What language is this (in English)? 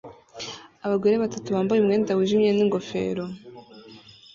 Kinyarwanda